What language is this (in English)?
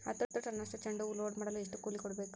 Kannada